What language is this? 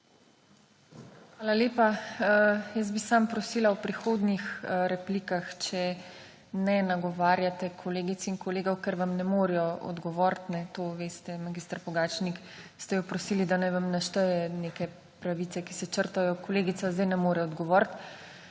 Slovenian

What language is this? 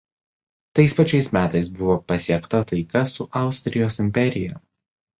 Lithuanian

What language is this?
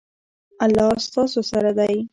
Pashto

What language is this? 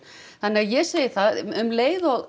Icelandic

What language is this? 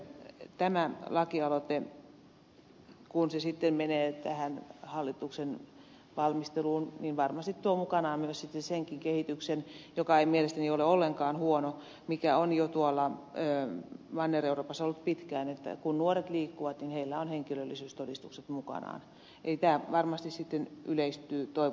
Finnish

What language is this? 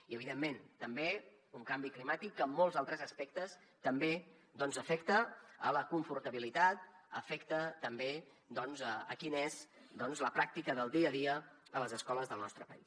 Catalan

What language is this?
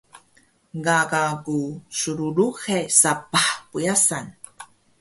Taroko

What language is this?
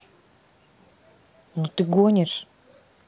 Russian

